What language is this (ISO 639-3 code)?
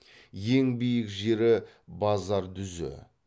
kaz